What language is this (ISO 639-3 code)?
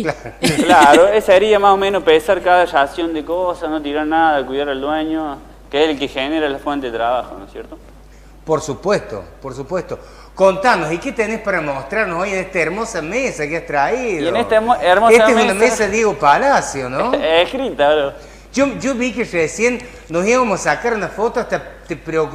spa